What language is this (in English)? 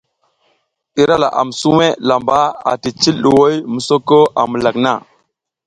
South Giziga